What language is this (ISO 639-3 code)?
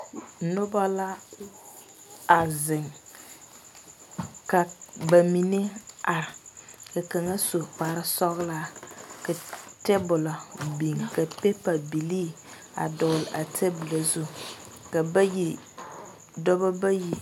dga